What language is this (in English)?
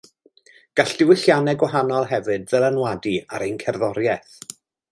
Welsh